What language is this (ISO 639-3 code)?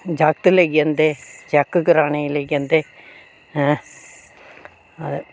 doi